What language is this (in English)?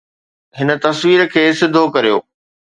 Sindhi